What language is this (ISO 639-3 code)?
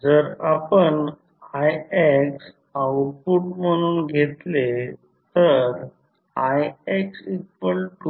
mar